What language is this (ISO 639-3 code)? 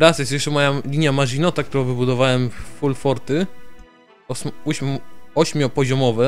pol